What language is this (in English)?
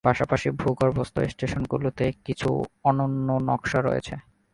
Bangla